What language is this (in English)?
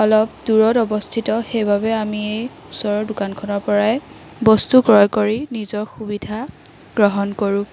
Assamese